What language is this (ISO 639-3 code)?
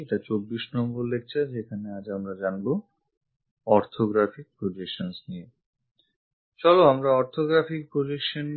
ben